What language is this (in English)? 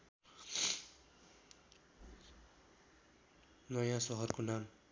Nepali